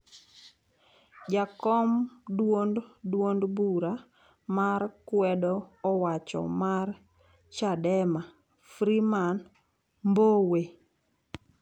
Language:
Luo (Kenya and Tanzania)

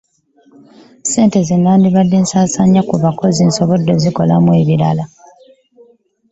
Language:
Ganda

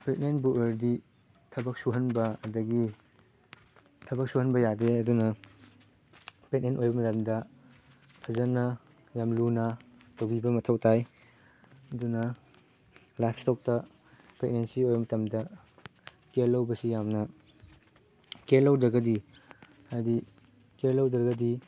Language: Manipuri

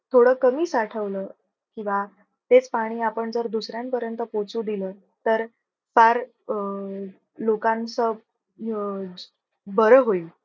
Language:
Marathi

